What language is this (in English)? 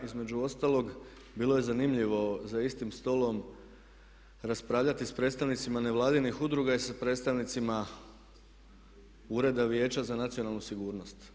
Croatian